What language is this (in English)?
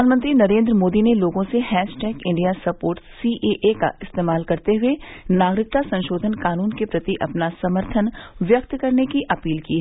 Hindi